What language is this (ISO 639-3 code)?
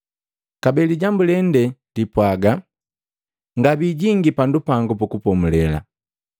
mgv